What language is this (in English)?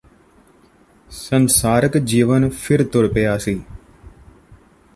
Punjabi